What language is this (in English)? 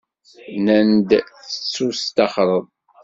Kabyle